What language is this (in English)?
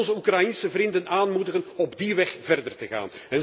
Dutch